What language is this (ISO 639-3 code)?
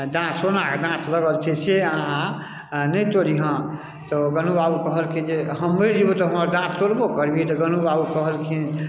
mai